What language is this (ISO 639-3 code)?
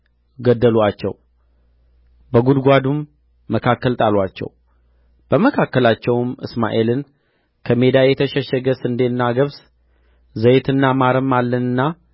amh